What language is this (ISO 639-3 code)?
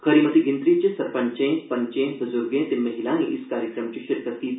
doi